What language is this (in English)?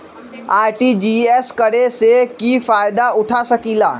Magahi